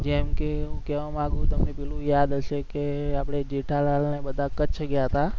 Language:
Gujarati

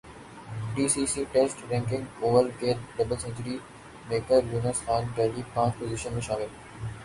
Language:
Urdu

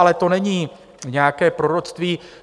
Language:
Czech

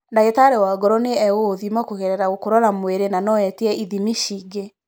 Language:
Kikuyu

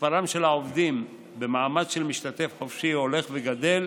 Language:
Hebrew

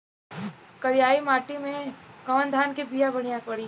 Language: Bhojpuri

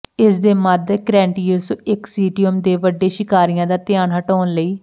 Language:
Punjabi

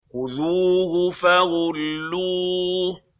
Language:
Arabic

